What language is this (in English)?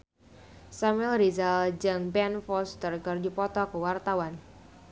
Sundanese